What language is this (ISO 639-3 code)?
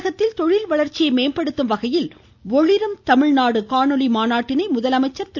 tam